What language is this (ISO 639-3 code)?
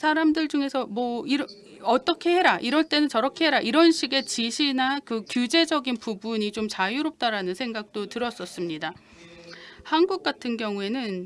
kor